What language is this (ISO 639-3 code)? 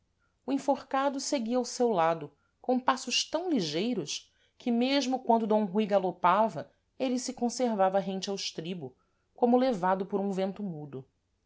por